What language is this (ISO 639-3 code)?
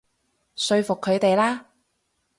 yue